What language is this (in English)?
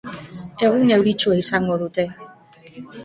Basque